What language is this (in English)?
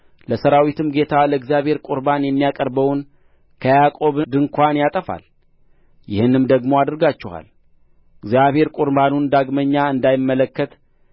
Amharic